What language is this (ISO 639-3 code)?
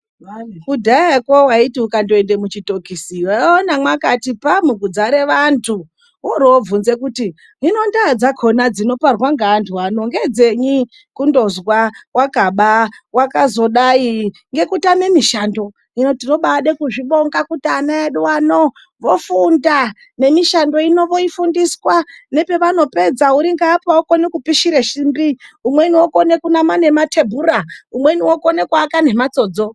ndc